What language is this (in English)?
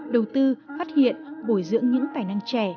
Vietnamese